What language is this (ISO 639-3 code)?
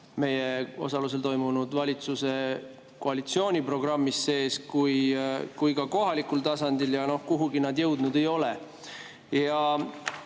est